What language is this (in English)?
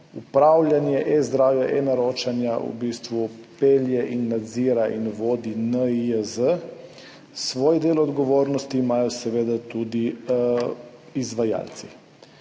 Slovenian